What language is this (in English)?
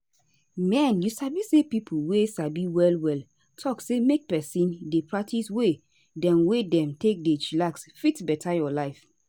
Nigerian Pidgin